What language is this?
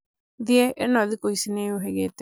Kikuyu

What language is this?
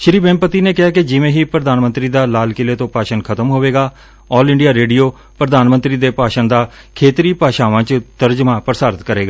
Punjabi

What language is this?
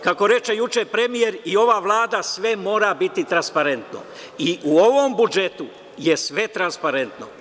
Serbian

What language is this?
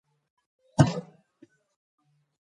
Georgian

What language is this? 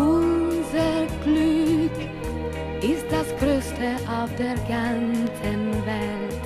Latvian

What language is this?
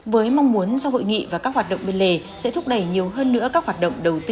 Vietnamese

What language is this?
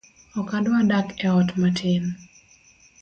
Luo (Kenya and Tanzania)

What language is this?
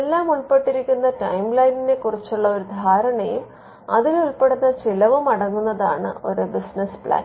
Malayalam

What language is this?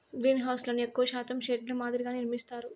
Telugu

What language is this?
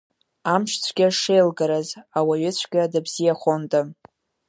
Abkhazian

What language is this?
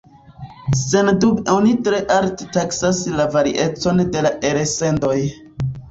Esperanto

